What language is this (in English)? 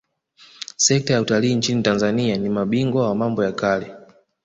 Swahili